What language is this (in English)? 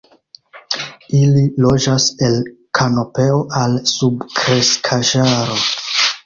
Esperanto